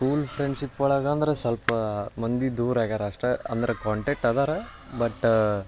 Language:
Kannada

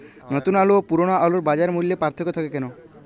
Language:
Bangla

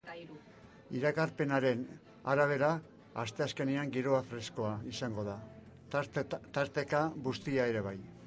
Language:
Basque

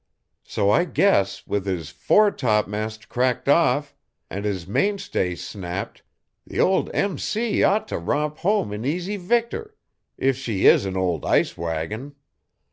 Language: English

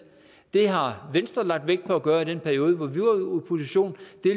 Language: Danish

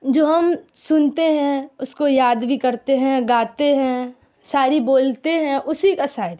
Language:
Urdu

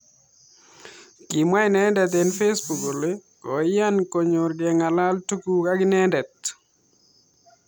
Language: Kalenjin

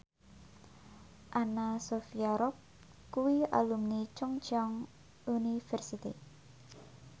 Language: Javanese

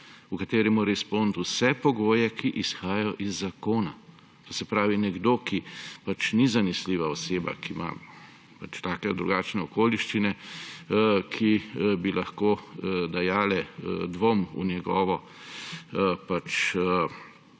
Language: Slovenian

